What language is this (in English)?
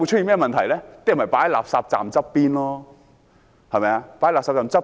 Cantonese